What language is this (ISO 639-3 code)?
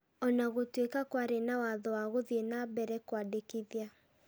kik